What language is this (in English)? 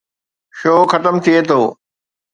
Sindhi